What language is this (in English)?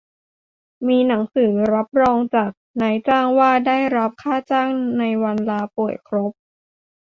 Thai